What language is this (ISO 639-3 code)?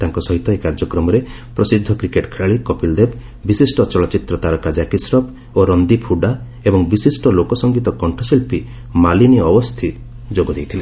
ori